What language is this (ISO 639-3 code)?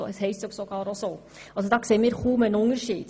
gsw